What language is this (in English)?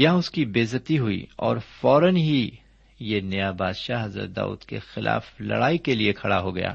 Urdu